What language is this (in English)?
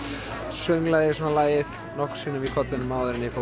Icelandic